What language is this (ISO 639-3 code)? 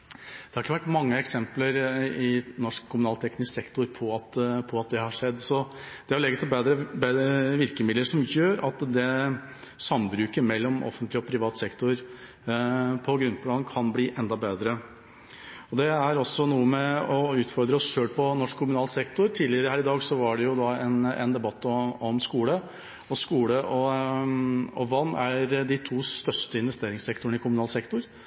nob